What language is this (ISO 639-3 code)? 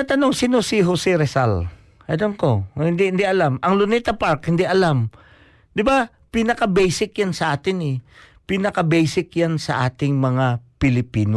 fil